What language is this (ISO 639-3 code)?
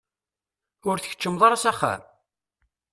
kab